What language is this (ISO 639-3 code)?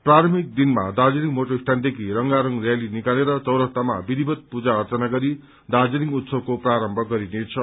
nep